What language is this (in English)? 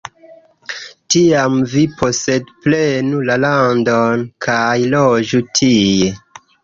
Esperanto